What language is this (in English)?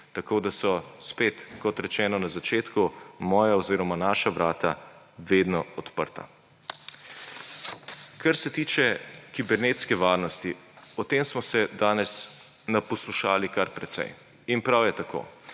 Slovenian